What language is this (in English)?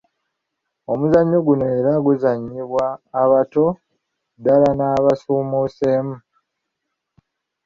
Ganda